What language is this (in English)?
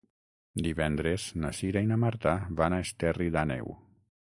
Catalan